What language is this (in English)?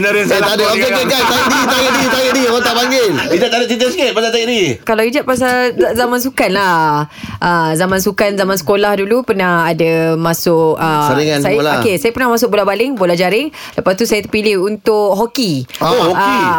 Malay